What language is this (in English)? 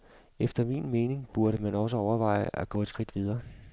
Danish